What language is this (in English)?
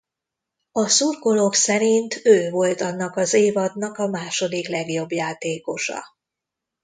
Hungarian